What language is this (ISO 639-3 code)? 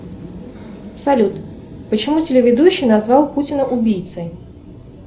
rus